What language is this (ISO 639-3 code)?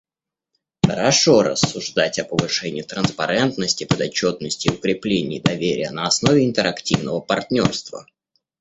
rus